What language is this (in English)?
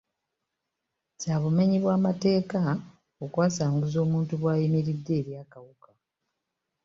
Ganda